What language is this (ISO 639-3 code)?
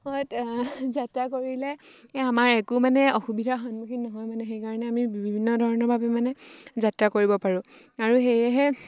asm